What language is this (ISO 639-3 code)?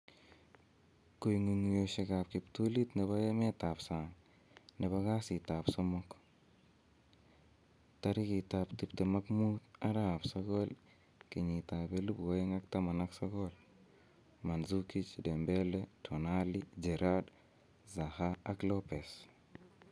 kln